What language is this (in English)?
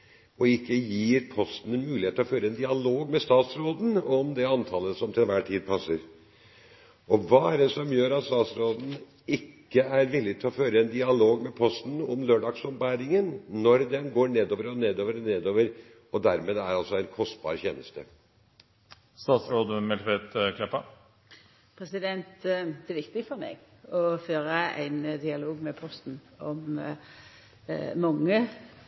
Norwegian